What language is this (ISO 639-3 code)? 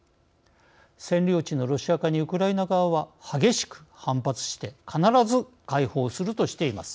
jpn